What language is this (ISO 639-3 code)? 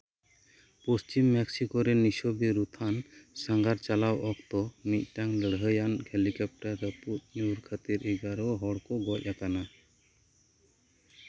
sat